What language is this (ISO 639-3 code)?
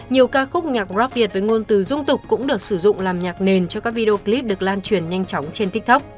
vie